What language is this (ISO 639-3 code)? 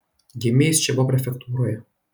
lit